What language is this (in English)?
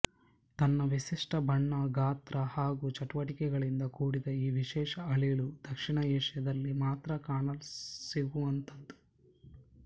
Kannada